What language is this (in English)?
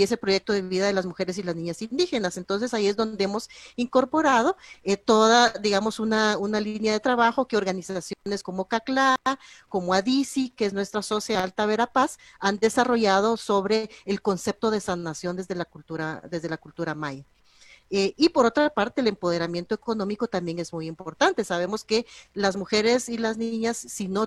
Spanish